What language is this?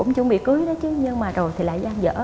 Vietnamese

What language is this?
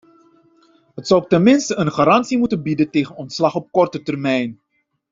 Dutch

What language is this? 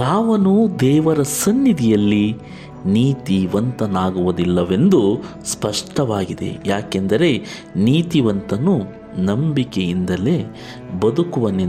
Kannada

